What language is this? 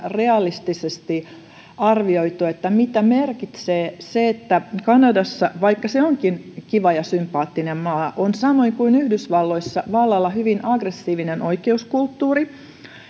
Finnish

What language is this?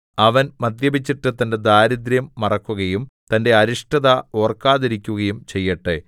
Malayalam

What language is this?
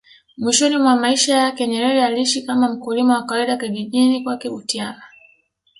Swahili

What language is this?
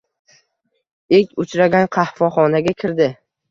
Uzbek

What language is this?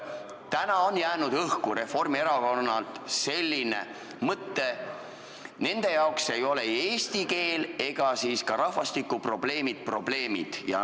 Estonian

